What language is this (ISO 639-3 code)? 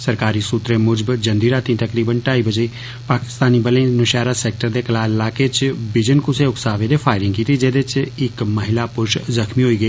doi